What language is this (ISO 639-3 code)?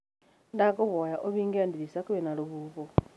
kik